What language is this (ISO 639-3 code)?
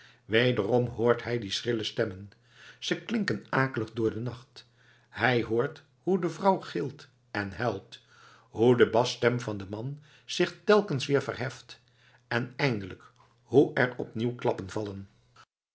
nld